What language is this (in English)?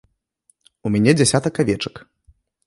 Belarusian